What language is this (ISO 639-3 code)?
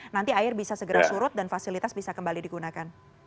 ind